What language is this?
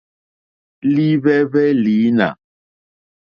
Mokpwe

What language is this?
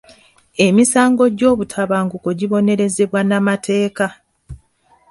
Ganda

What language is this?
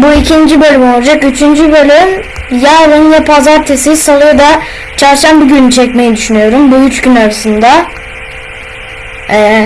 Turkish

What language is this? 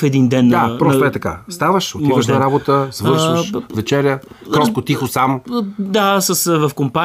Bulgarian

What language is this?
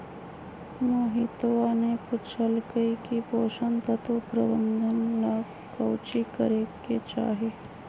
Magahi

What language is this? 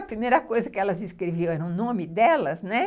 Portuguese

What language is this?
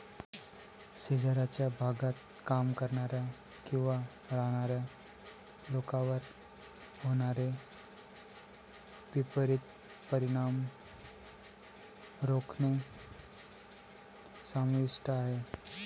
Marathi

